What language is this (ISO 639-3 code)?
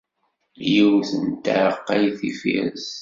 kab